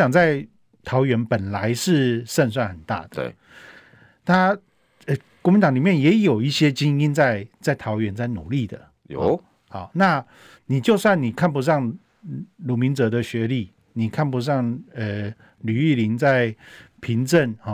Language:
Chinese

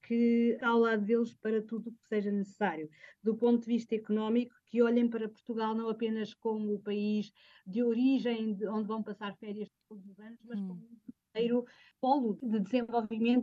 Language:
Portuguese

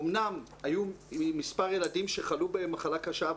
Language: Hebrew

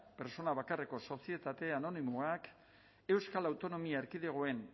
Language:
Basque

